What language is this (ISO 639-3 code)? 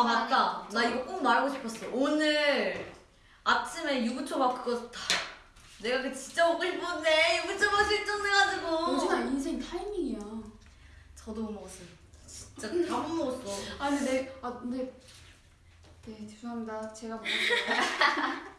kor